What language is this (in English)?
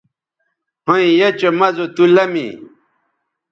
Bateri